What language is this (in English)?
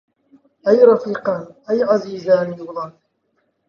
Central Kurdish